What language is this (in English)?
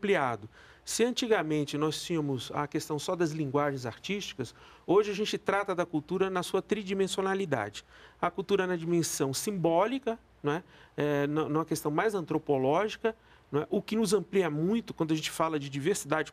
Portuguese